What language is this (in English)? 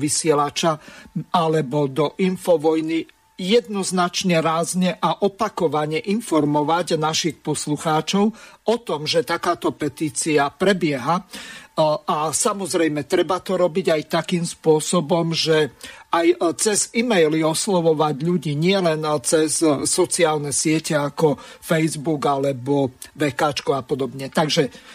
Slovak